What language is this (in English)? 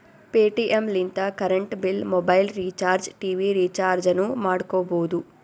Kannada